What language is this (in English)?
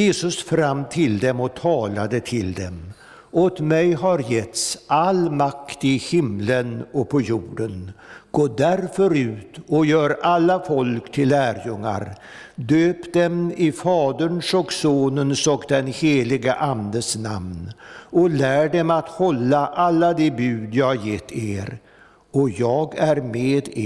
Swedish